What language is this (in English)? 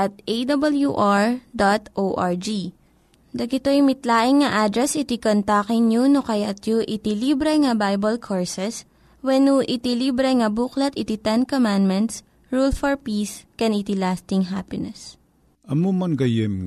Filipino